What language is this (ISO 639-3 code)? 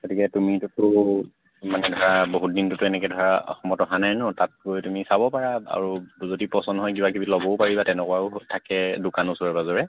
asm